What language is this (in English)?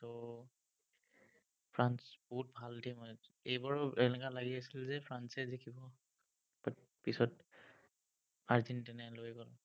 Assamese